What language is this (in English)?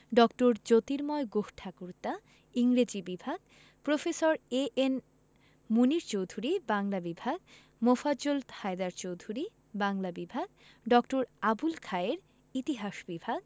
Bangla